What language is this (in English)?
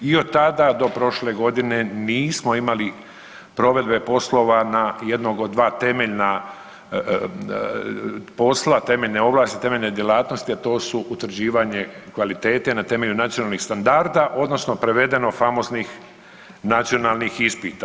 Croatian